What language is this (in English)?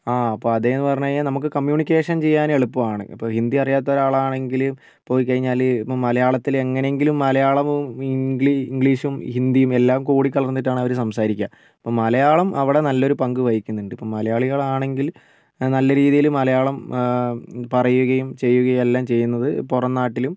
Malayalam